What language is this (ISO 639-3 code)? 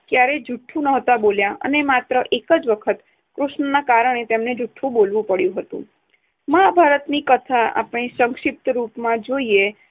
guj